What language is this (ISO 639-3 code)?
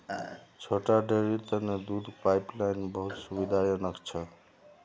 mag